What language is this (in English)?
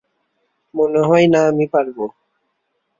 Bangla